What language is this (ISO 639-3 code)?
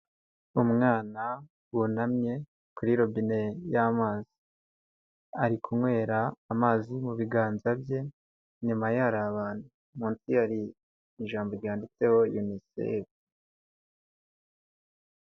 kin